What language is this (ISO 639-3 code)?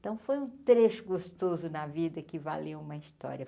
por